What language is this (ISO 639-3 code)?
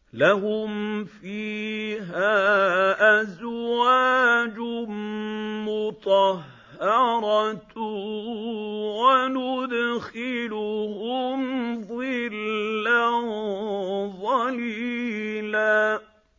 ara